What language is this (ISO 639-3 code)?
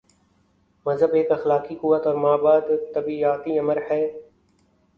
urd